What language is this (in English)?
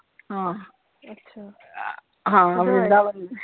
Punjabi